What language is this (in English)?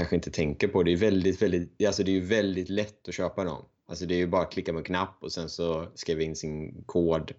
Swedish